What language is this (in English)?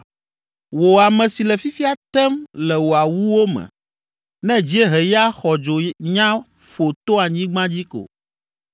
Ewe